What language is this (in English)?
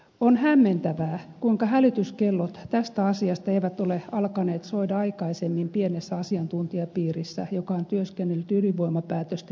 Finnish